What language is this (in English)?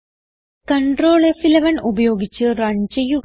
Malayalam